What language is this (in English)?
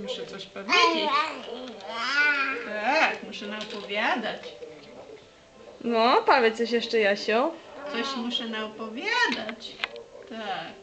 Polish